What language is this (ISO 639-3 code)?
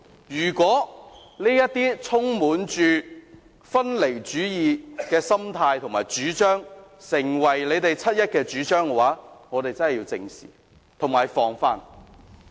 yue